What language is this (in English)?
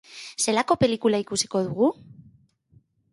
Basque